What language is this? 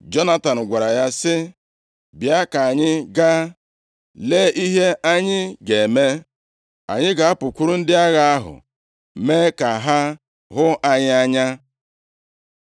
Igbo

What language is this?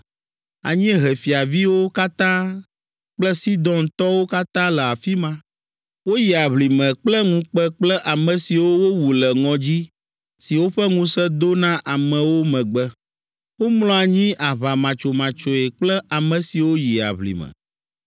Ewe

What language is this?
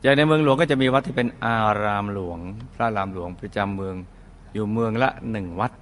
Thai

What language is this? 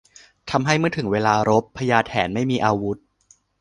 Thai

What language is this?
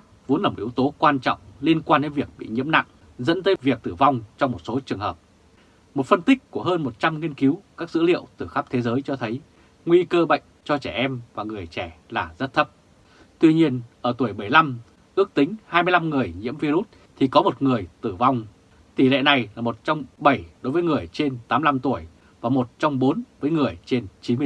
Vietnamese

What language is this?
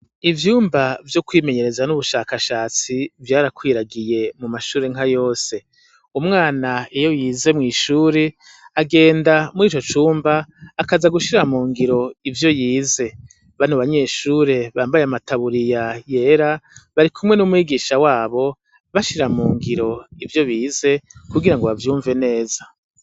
Rundi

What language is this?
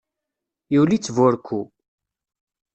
Kabyle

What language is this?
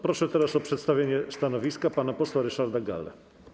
Polish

